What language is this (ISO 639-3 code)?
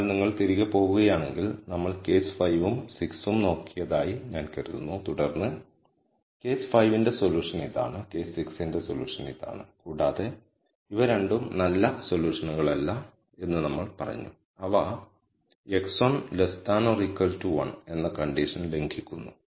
mal